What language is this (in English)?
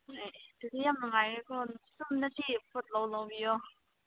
Manipuri